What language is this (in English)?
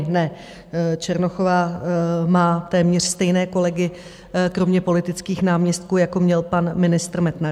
Czech